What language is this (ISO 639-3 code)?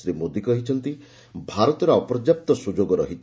ori